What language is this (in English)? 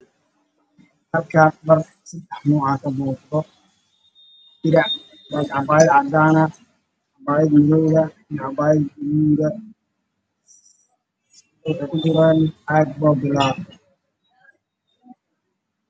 Somali